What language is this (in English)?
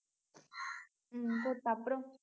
Tamil